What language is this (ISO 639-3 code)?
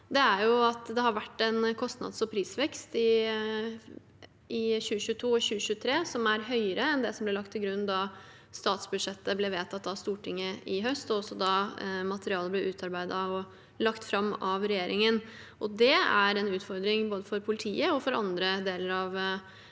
nor